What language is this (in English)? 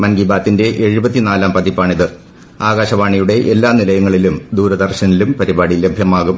Malayalam